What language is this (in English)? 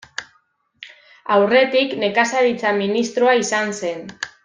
Basque